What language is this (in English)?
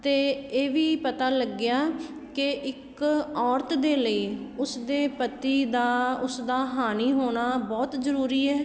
Punjabi